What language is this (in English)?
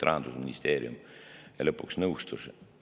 Estonian